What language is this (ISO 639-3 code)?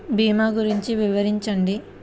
tel